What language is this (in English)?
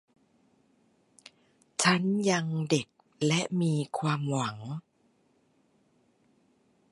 Thai